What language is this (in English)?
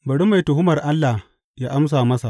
Hausa